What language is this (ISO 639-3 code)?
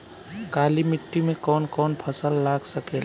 bho